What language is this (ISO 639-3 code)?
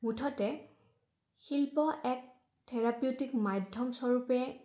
asm